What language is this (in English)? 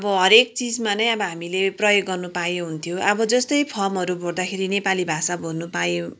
Nepali